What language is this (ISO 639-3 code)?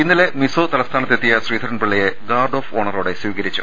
mal